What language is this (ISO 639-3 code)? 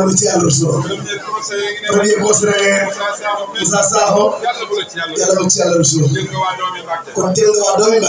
ara